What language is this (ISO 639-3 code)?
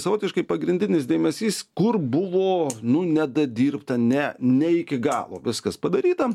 lit